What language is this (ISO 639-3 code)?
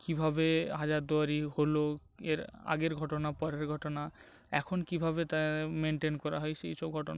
ben